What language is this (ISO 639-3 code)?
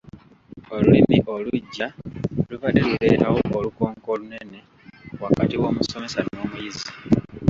lug